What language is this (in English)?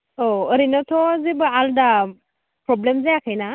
Bodo